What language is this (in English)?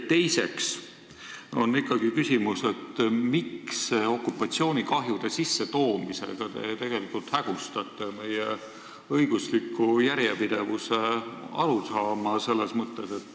Estonian